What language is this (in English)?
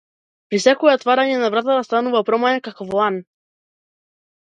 Macedonian